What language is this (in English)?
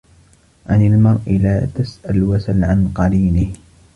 Arabic